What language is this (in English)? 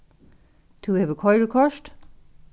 Faroese